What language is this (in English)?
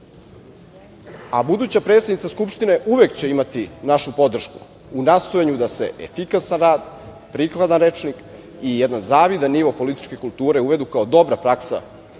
Serbian